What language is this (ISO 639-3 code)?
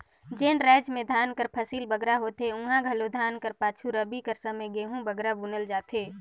hne